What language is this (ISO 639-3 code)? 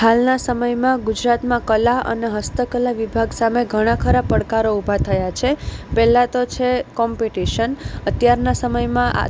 guj